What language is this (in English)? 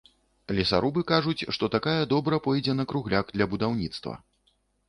Belarusian